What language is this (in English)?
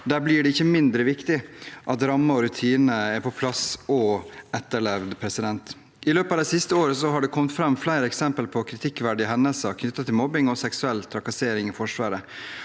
Norwegian